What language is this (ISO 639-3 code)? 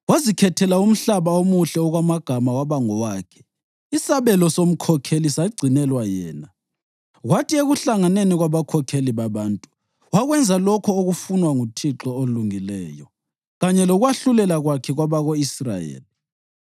nde